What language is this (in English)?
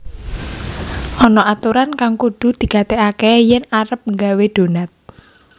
Javanese